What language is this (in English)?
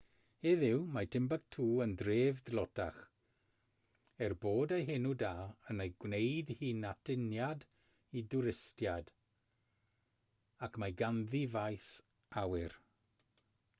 Welsh